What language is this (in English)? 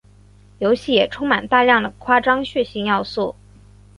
Chinese